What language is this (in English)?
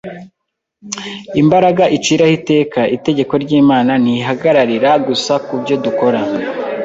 Kinyarwanda